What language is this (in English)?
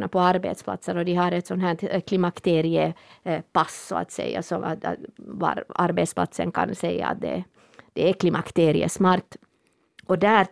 Swedish